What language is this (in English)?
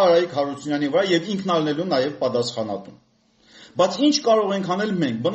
Romanian